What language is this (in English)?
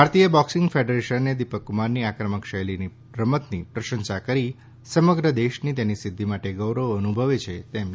Gujarati